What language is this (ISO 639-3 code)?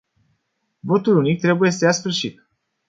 ron